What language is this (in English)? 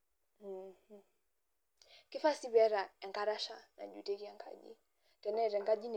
Masai